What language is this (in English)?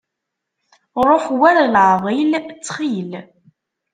Kabyle